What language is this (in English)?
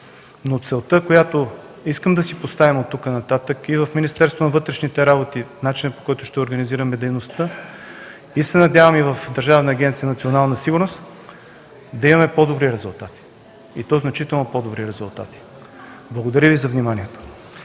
Bulgarian